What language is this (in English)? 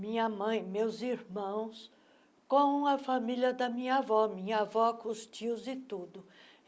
Portuguese